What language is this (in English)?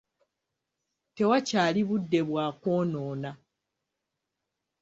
Ganda